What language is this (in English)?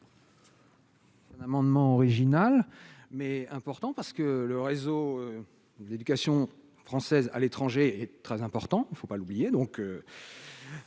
French